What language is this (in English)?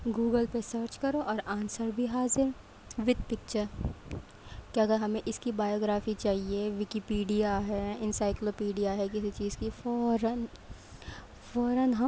Urdu